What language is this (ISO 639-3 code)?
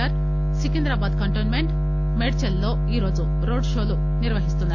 tel